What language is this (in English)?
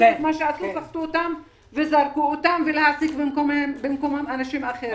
Hebrew